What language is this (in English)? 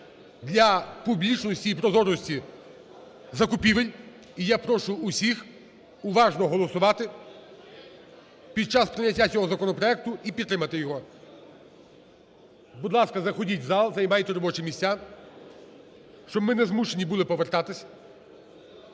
Ukrainian